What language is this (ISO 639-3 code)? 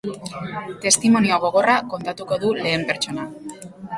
eus